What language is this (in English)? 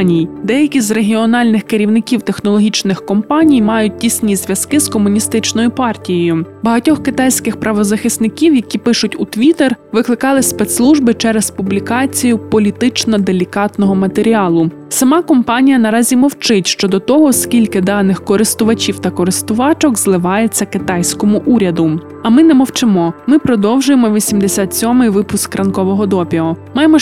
Ukrainian